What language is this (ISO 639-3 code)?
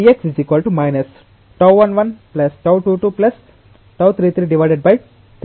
tel